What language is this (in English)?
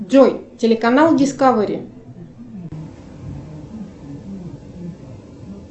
Russian